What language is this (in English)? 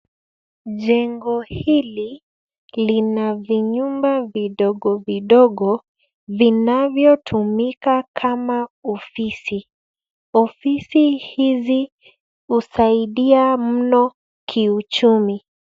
Swahili